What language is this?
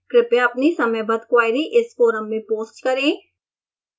Hindi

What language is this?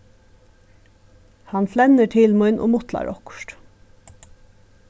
Faroese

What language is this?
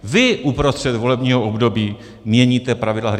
Czech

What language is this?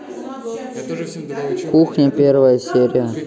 Russian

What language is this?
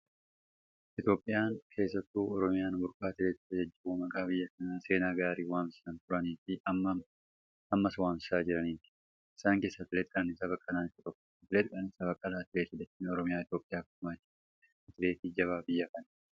Oromo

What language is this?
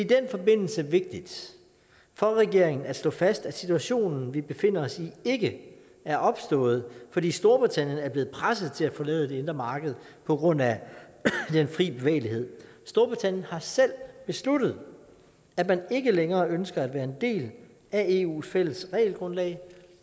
Danish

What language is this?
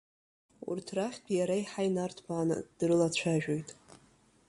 Abkhazian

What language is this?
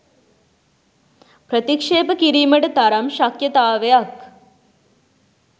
Sinhala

